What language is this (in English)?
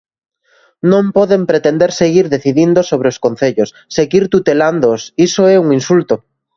Galician